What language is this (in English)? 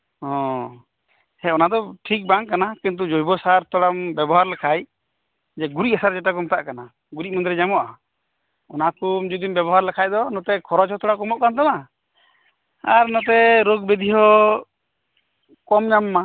Santali